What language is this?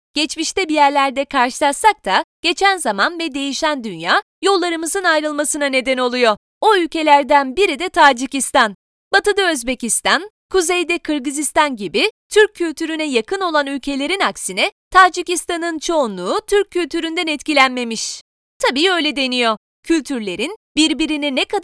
Turkish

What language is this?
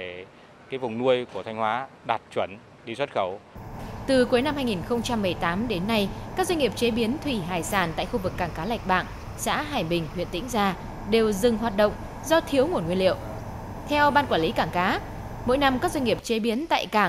Vietnamese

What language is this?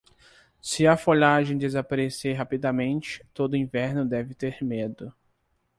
Portuguese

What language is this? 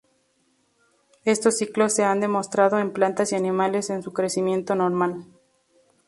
Spanish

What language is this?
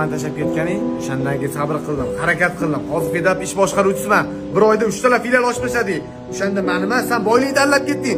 Turkish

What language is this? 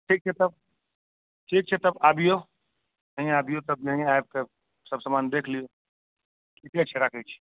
Maithili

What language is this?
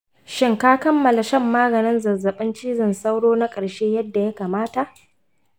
Hausa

